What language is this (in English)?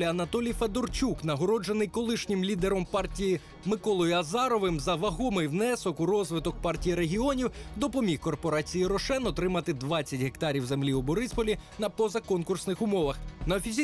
Ukrainian